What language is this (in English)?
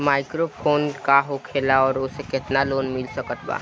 Bhojpuri